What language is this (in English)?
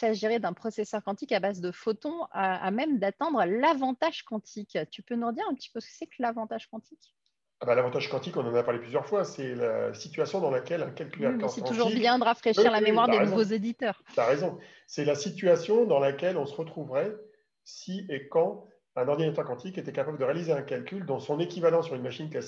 French